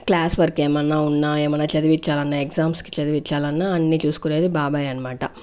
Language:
Telugu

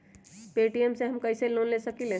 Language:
Magahi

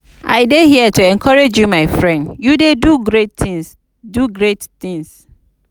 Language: Nigerian Pidgin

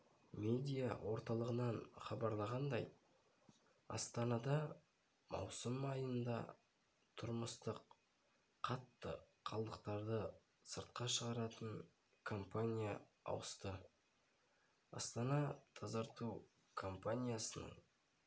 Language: Kazakh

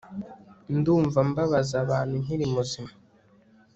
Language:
Kinyarwanda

